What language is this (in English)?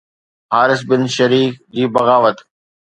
Sindhi